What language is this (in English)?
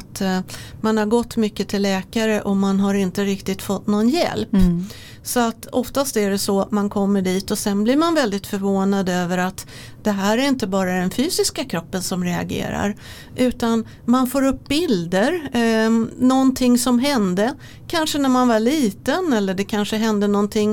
Swedish